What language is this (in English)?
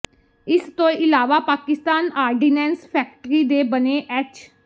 Punjabi